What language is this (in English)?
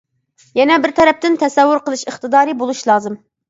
Uyghur